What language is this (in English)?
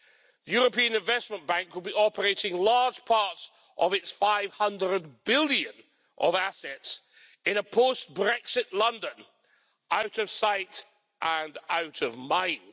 English